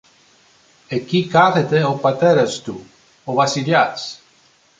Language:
Greek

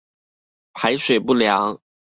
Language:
Chinese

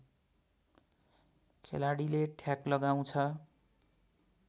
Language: Nepali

